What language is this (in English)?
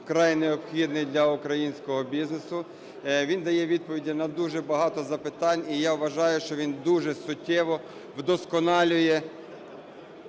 Ukrainian